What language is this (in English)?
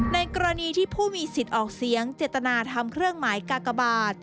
Thai